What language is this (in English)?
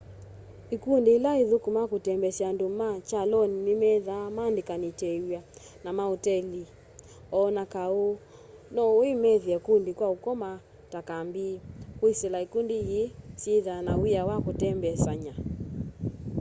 Kamba